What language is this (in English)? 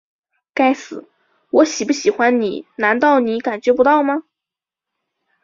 Chinese